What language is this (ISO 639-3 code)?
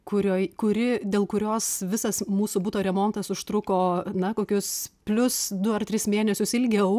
lit